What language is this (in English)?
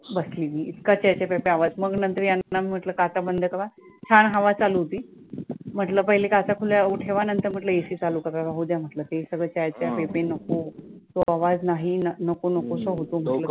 Marathi